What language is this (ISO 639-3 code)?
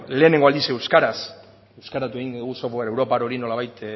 eus